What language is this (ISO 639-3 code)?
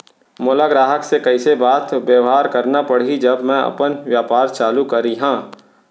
hne